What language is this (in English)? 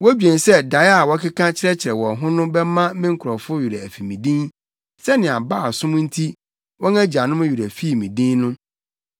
Akan